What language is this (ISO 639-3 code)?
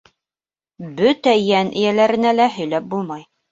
bak